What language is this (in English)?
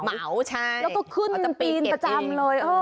Thai